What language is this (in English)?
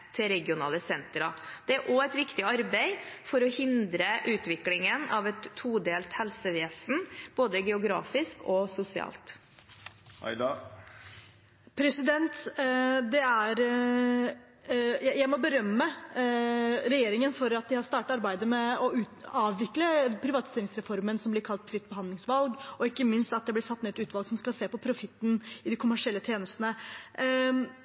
Norwegian Bokmål